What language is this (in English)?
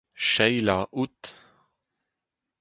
Breton